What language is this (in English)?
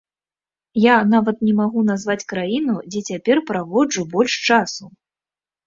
Belarusian